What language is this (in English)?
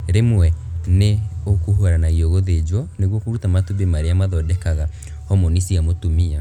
Kikuyu